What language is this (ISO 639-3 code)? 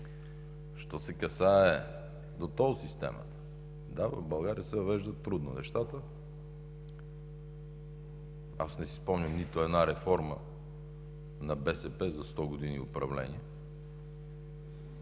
bul